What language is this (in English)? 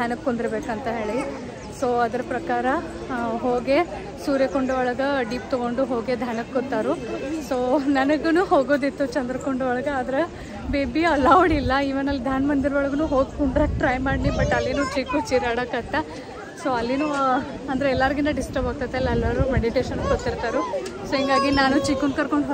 Kannada